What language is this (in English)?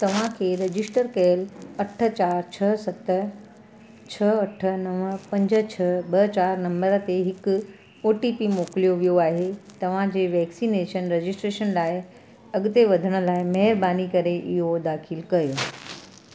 Sindhi